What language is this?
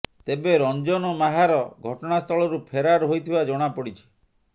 Odia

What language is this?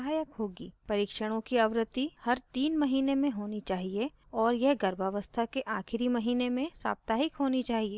Hindi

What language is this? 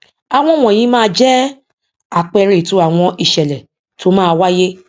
Yoruba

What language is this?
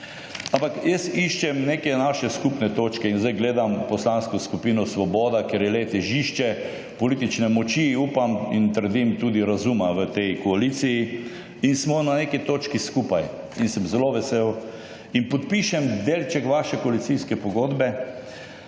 Slovenian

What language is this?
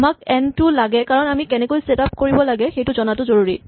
Assamese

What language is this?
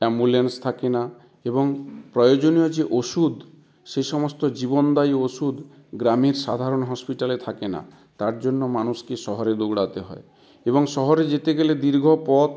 Bangla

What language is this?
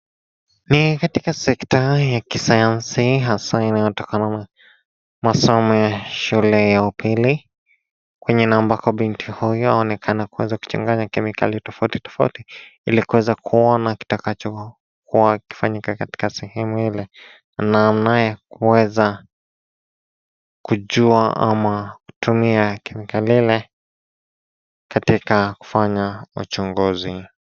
Swahili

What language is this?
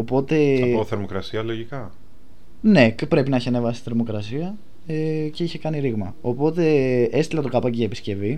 Greek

